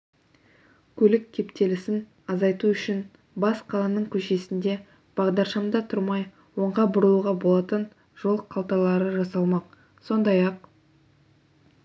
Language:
Kazakh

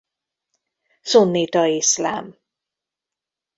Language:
Hungarian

